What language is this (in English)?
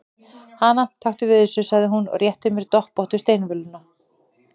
Icelandic